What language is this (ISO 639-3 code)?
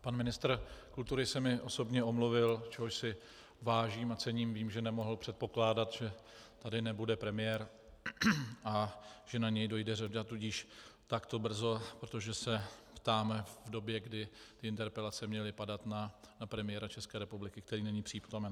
ces